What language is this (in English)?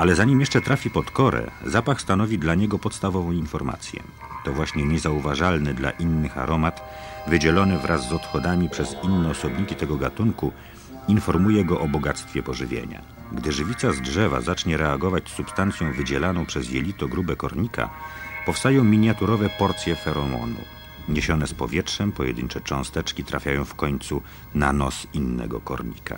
Polish